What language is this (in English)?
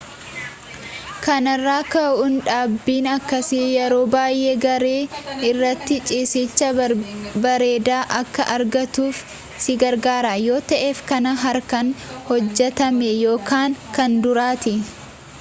Oromo